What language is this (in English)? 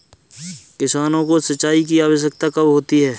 Hindi